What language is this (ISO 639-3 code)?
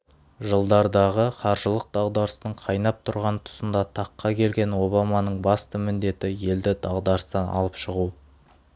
kaz